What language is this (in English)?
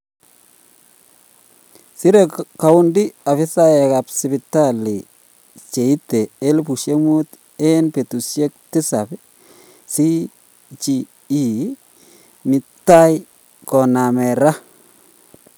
Kalenjin